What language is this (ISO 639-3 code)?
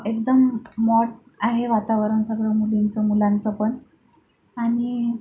mar